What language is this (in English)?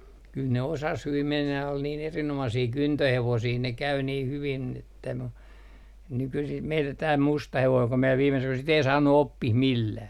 Finnish